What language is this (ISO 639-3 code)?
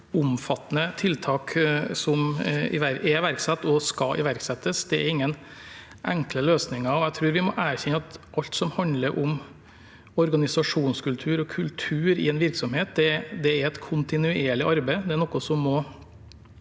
nor